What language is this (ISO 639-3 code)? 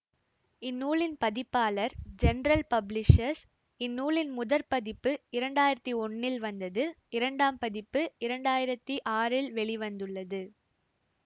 tam